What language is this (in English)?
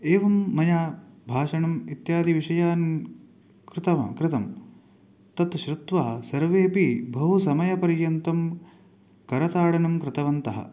Sanskrit